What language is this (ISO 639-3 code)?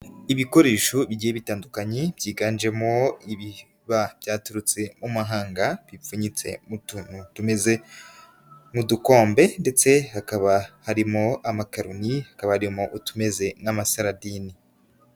kin